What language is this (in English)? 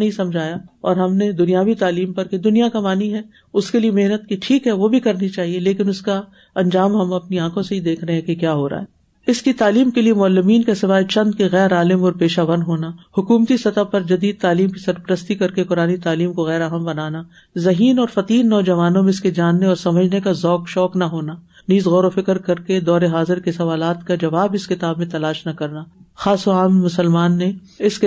Urdu